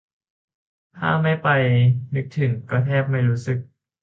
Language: Thai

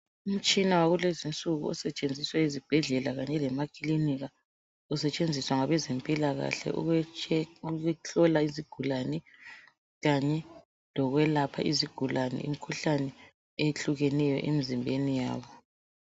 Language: North Ndebele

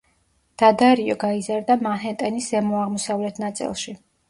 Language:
Georgian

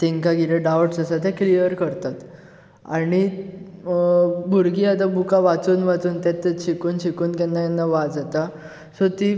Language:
Konkani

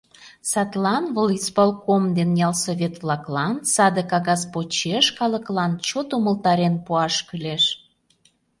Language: Mari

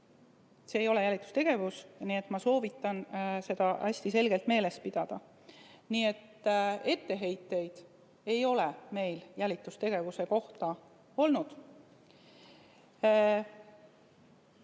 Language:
Estonian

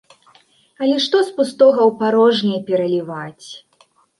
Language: Belarusian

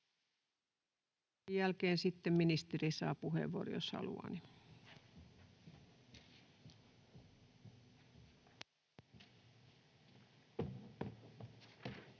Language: Finnish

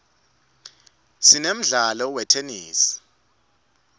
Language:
Swati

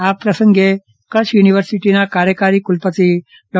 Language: Gujarati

